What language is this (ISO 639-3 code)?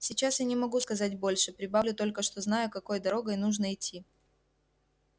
rus